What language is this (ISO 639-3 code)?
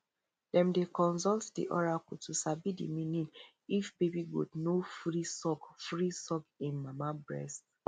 pcm